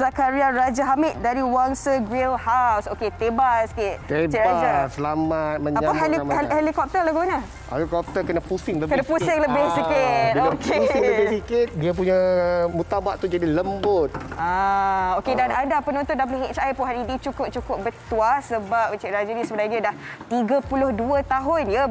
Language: Malay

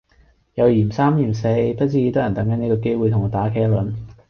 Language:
Cantonese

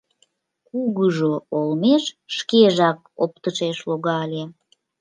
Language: Mari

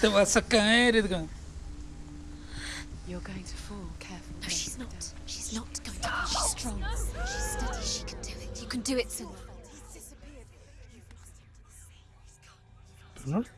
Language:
Spanish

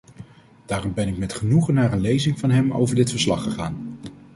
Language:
Dutch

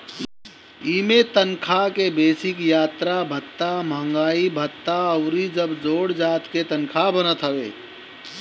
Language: Bhojpuri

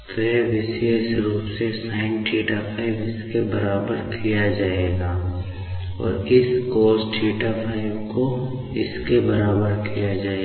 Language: Hindi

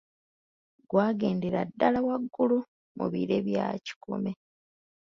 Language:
Ganda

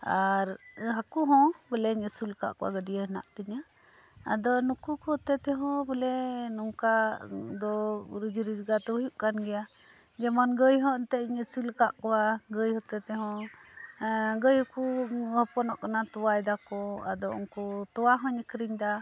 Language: Santali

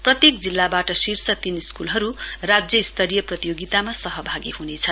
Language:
Nepali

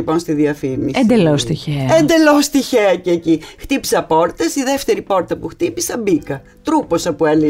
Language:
Greek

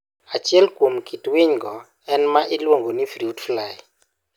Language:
Luo (Kenya and Tanzania)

